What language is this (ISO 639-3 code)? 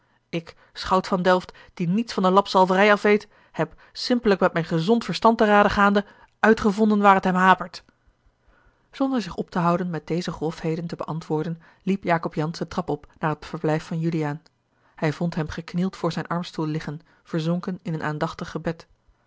nld